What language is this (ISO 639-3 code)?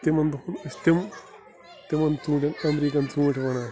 kas